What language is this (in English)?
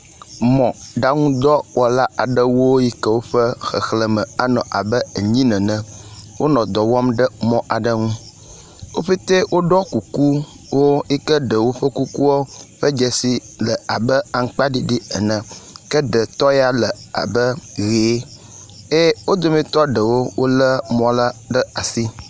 Ewe